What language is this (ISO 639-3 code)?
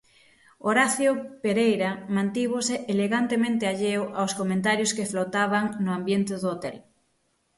glg